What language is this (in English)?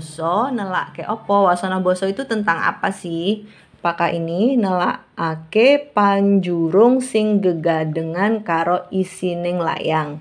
Indonesian